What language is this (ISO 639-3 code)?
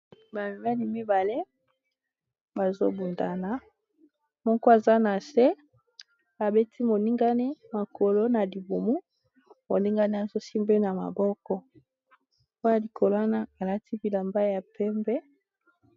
lin